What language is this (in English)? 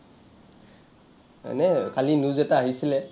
Assamese